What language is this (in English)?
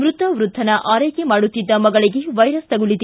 Kannada